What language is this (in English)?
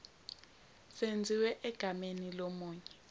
Zulu